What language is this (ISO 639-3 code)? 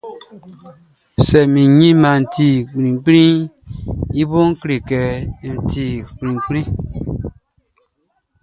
bci